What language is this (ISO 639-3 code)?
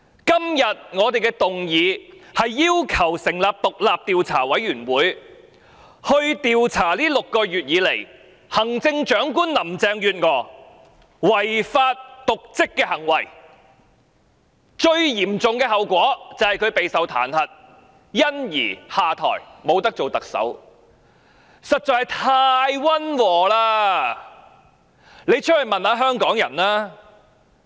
yue